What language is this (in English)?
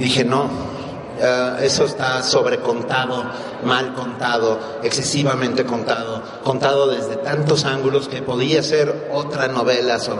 Spanish